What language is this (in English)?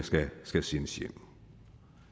Danish